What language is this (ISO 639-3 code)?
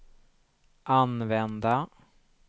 swe